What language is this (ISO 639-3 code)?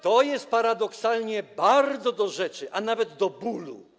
pol